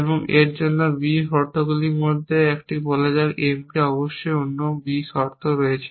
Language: Bangla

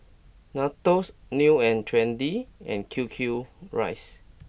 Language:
English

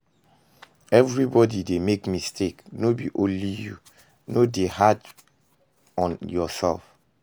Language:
Nigerian Pidgin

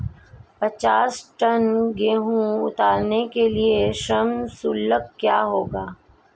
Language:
Hindi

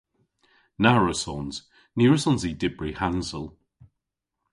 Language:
Cornish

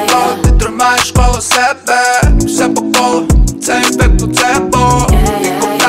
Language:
Ukrainian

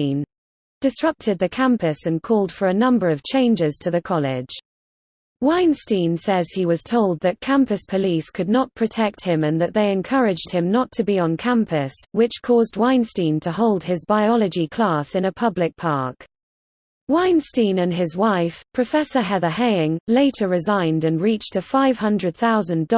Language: English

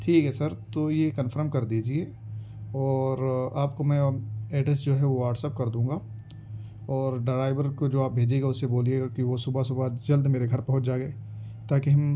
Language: Urdu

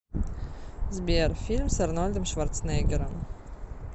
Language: Russian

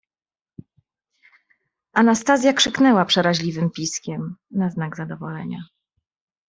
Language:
Polish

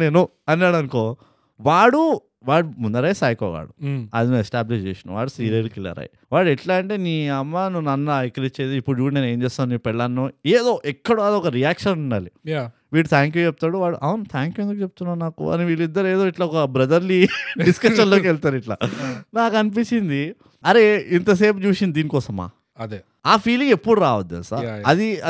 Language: Telugu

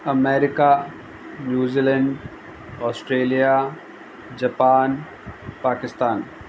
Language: Sindhi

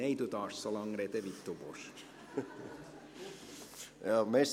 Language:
Swiss German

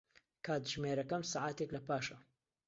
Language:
Central Kurdish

